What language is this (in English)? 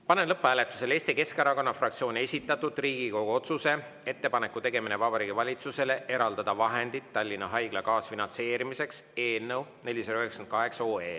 Estonian